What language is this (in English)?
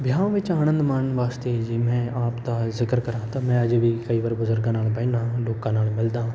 Punjabi